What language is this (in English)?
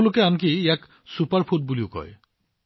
Assamese